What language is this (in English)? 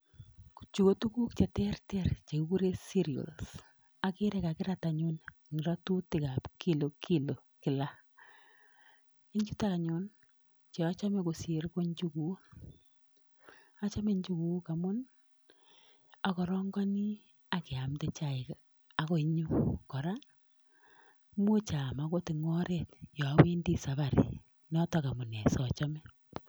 Kalenjin